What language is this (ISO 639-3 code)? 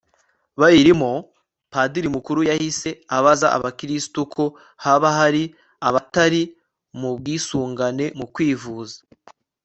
kin